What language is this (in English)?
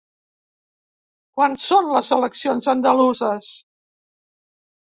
Catalan